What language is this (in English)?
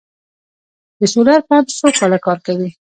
Pashto